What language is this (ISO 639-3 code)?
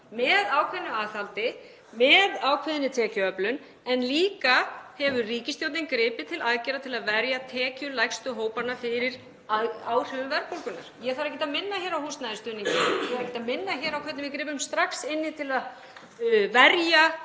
isl